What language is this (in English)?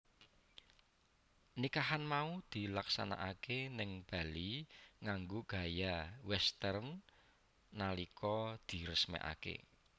Javanese